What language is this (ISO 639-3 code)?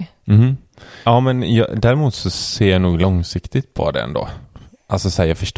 swe